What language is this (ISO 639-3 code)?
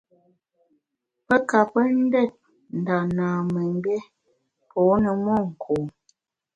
bax